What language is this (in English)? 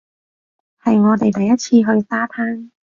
Cantonese